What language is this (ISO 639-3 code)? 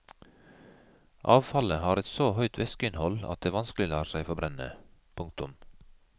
nor